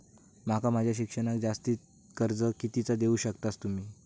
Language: Marathi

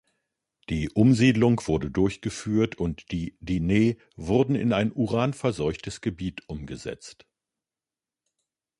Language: German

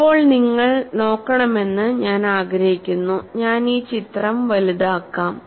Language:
Malayalam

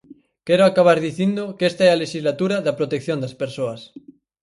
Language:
Galician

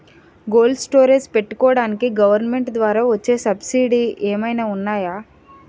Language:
Telugu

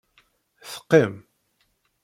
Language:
Kabyle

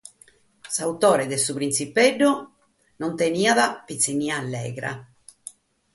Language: Sardinian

